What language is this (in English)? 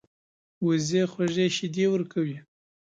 Pashto